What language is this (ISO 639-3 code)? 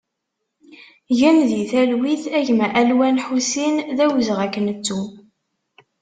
kab